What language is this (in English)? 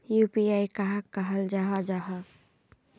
Magahi